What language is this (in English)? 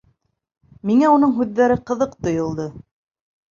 Bashkir